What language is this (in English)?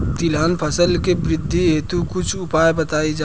Bhojpuri